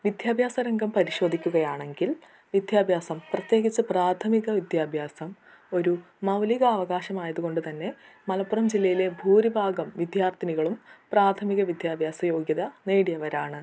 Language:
Malayalam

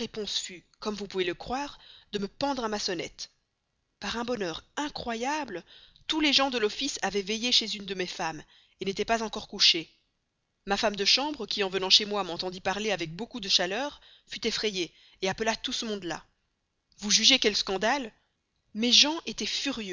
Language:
French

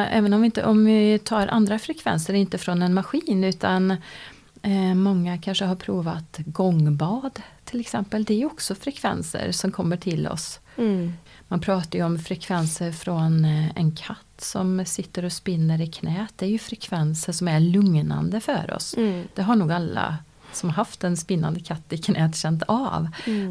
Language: Swedish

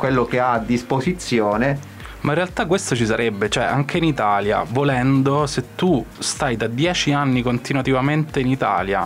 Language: Italian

